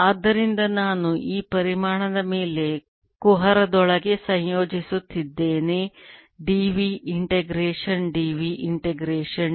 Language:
Kannada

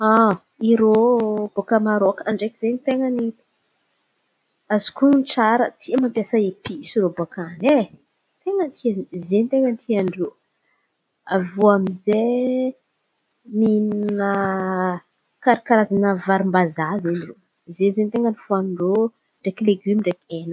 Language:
Antankarana Malagasy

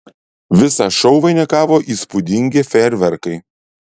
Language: Lithuanian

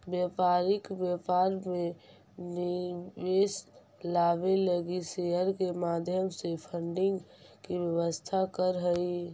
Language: Magahi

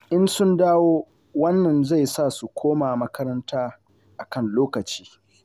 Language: Hausa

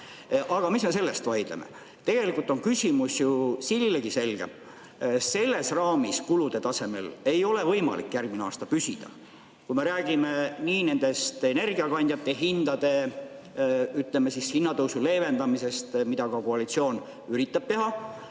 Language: Estonian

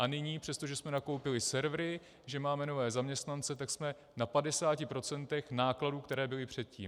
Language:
Czech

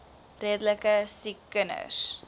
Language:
Afrikaans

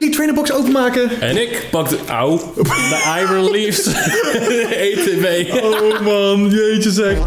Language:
Dutch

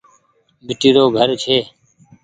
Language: Goaria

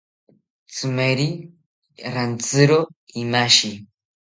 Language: South Ucayali Ashéninka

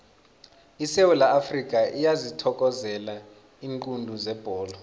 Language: South Ndebele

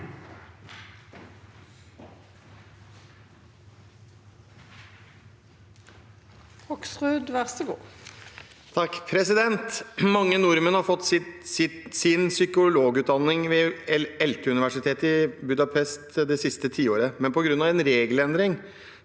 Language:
Norwegian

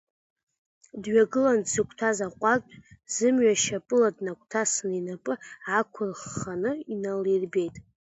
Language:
Abkhazian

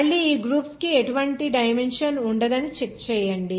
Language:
Telugu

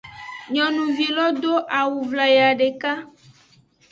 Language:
Aja (Benin)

